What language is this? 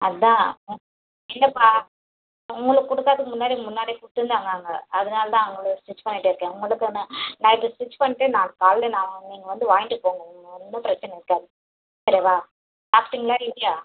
Tamil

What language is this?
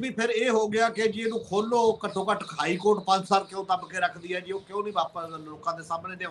Hindi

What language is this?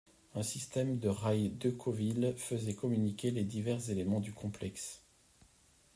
French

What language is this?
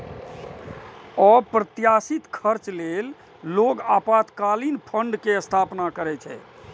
Maithili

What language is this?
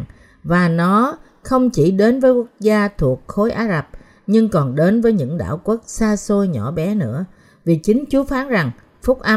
Vietnamese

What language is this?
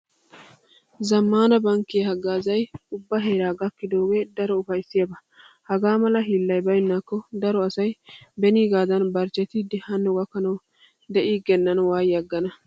Wolaytta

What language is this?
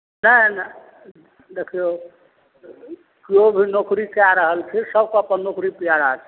Maithili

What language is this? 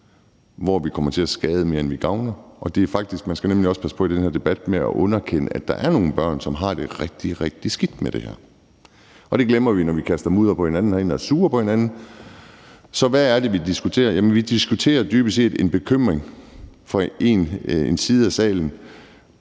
Danish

